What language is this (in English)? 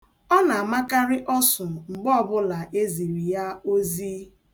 Igbo